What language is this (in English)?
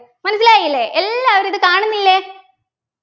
Malayalam